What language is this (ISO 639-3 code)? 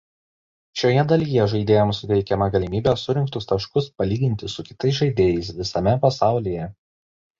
lit